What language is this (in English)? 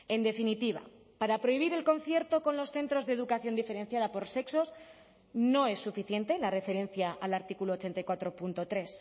Spanish